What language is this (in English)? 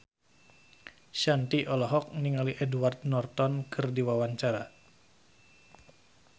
Sundanese